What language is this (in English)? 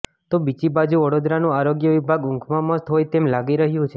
Gujarati